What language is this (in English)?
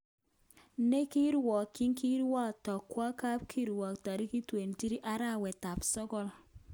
Kalenjin